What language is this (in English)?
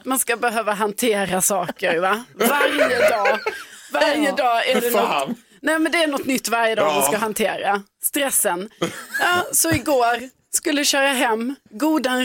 Swedish